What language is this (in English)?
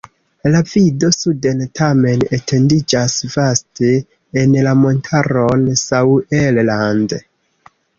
Esperanto